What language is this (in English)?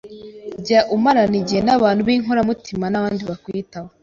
Kinyarwanda